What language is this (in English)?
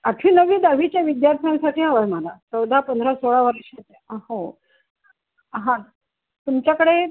Marathi